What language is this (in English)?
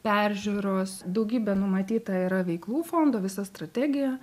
Lithuanian